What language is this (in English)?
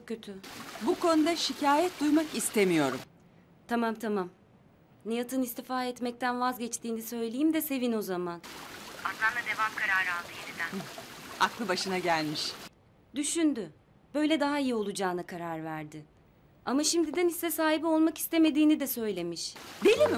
Turkish